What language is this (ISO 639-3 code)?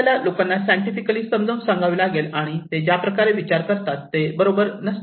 mar